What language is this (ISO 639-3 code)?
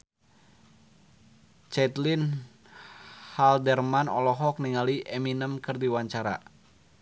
sun